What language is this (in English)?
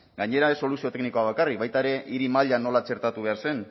Basque